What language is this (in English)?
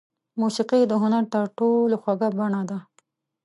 Pashto